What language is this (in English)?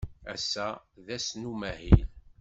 Kabyle